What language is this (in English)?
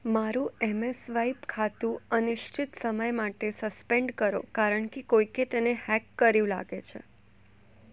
Gujarati